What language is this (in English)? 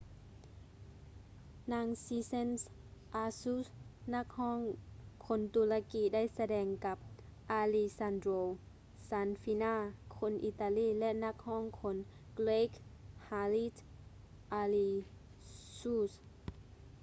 Lao